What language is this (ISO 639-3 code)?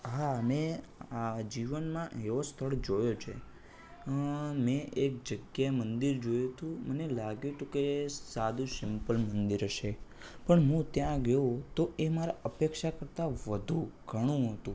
guj